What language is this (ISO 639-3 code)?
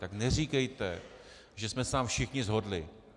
ces